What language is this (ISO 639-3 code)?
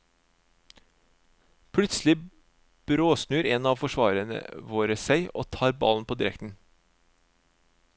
nor